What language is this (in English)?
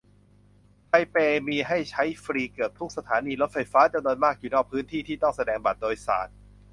Thai